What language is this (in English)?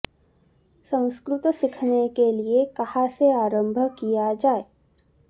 Sanskrit